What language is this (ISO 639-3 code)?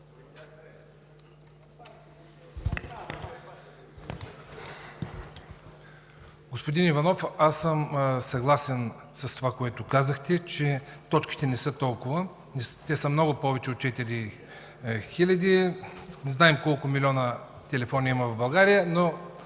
bul